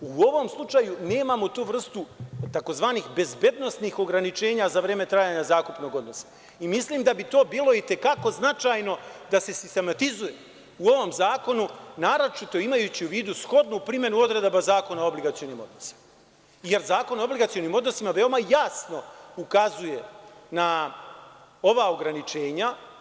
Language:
Serbian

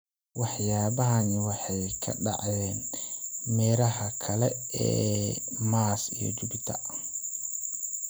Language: Somali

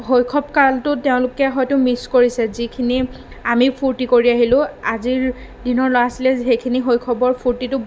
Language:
Assamese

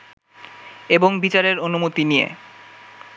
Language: Bangla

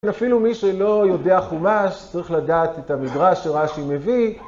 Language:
Hebrew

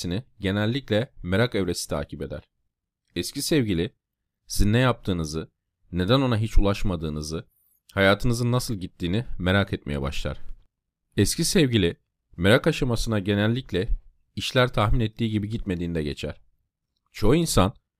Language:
Turkish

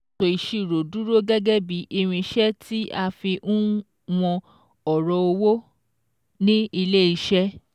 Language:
Yoruba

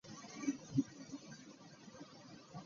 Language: Ganda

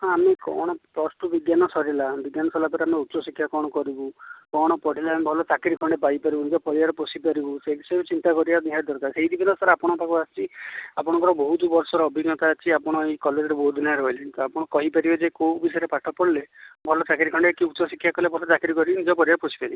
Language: Odia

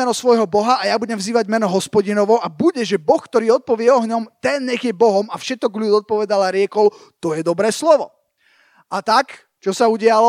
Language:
Slovak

